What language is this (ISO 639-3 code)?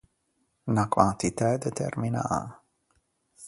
lij